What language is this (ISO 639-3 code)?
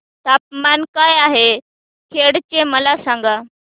mar